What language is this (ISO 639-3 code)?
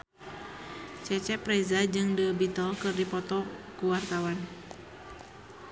sun